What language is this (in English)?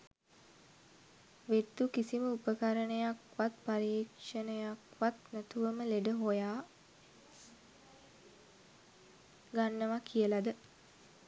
Sinhala